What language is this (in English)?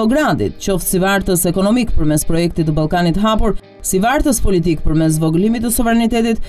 Romanian